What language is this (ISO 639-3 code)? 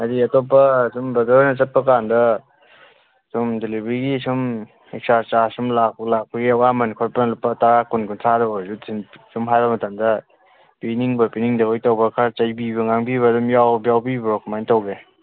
mni